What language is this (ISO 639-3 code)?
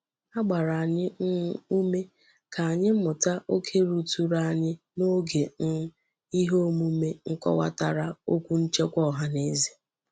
ibo